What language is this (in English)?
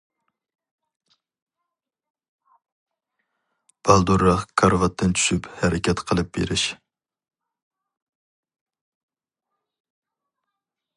Uyghur